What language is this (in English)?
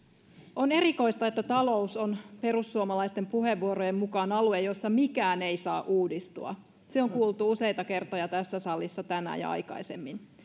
Finnish